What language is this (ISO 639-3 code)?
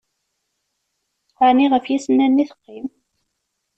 kab